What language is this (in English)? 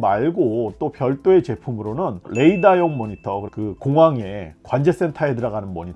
Korean